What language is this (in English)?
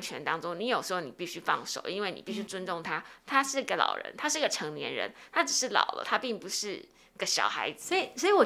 Chinese